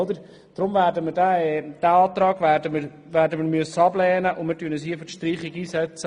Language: Swiss German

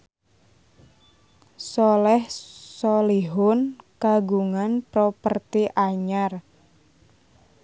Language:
Sundanese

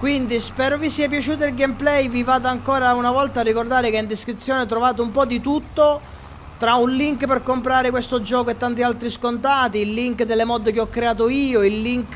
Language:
Italian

